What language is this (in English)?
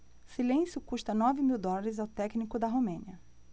Portuguese